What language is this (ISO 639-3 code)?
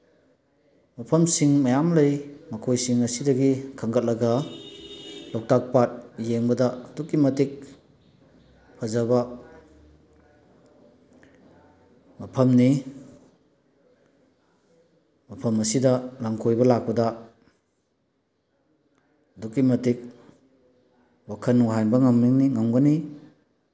mni